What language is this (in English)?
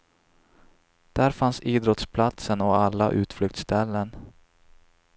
Swedish